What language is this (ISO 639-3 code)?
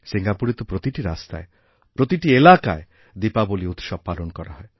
ben